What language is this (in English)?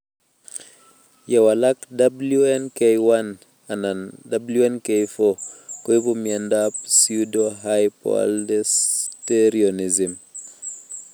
Kalenjin